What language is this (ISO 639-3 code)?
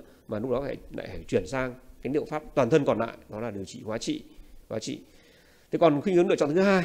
vie